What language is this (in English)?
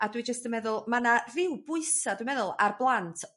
Welsh